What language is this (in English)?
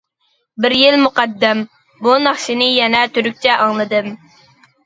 Uyghur